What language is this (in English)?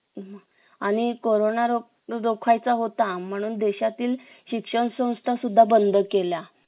Marathi